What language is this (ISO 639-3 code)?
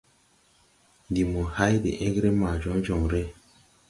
tui